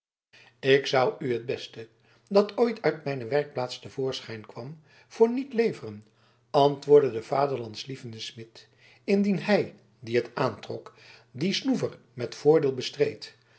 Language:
Dutch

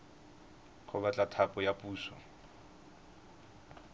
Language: Tswana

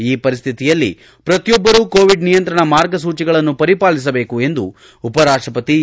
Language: Kannada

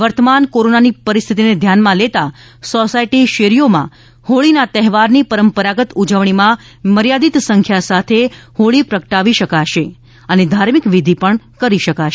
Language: Gujarati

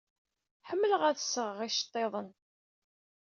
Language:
Kabyle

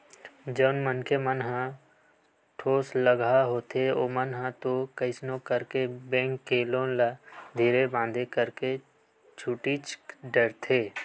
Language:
Chhattisgarhi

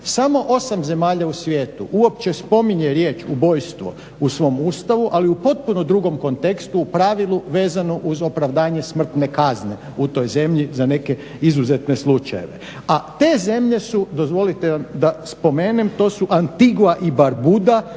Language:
Croatian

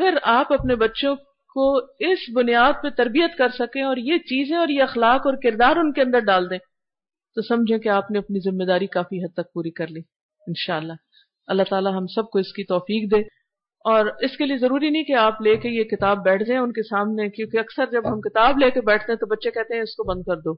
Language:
Urdu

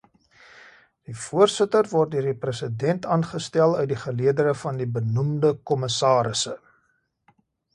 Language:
Afrikaans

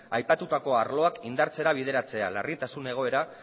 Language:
Basque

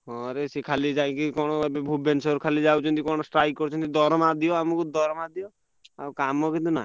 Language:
Odia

